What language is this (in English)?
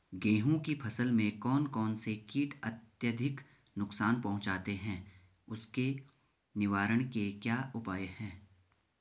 Hindi